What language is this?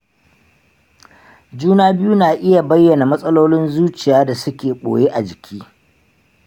Hausa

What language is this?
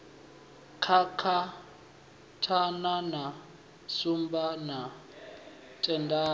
Venda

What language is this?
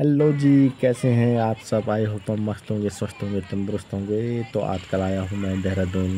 Hindi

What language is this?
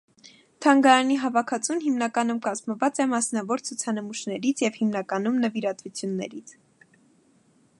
Armenian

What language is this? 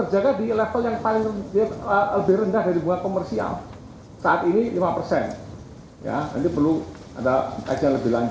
Indonesian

